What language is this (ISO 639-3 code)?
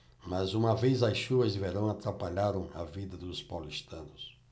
por